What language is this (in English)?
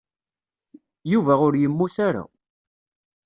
Kabyle